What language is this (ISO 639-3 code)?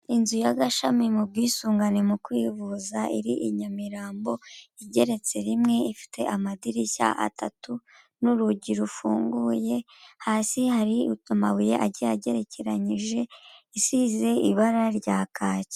kin